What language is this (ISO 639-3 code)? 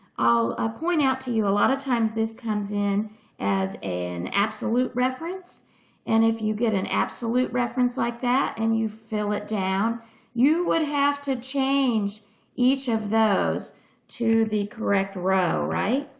eng